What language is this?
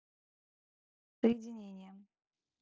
Russian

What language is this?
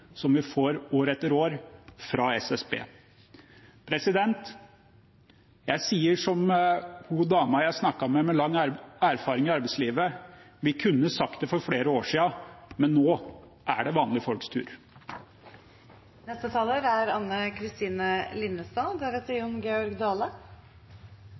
Norwegian Bokmål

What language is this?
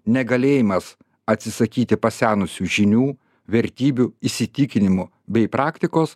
Lithuanian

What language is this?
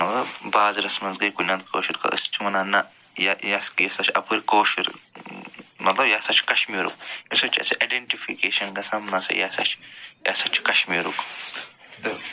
Kashmiri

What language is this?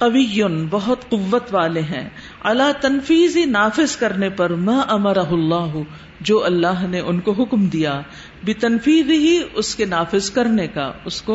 Urdu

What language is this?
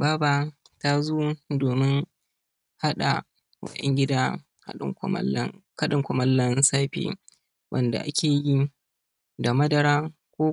Hausa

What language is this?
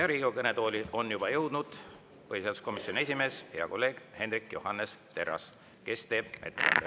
Estonian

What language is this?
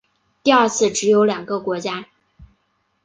Chinese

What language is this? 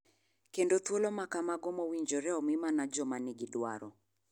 Luo (Kenya and Tanzania)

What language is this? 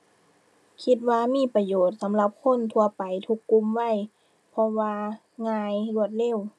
Thai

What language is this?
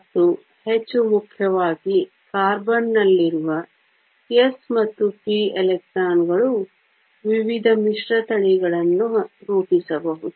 Kannada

